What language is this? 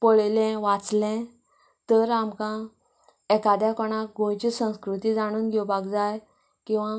Konkani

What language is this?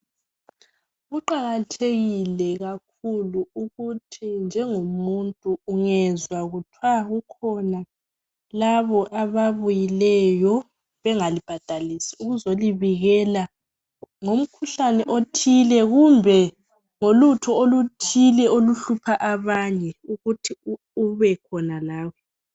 North Ndebele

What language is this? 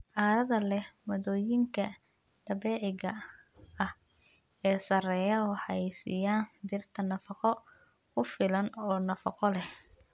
Somali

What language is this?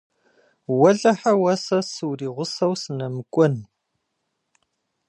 Kabardian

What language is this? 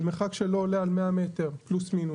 Hebrew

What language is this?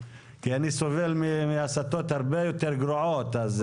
Hebrew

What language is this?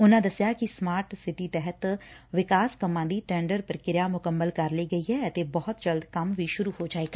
Punjabi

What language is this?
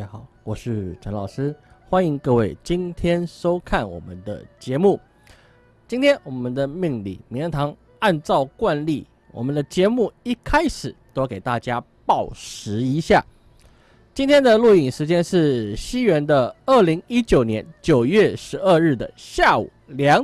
Chinese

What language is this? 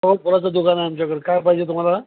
Marathi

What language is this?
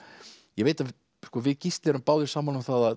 Icelandic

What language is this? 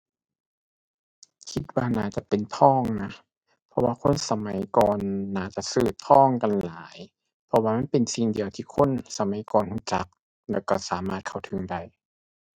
Thai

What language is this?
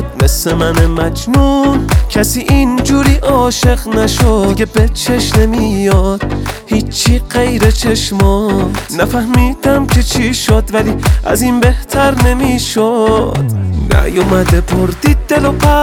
Persian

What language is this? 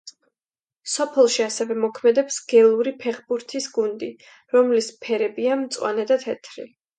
Georgian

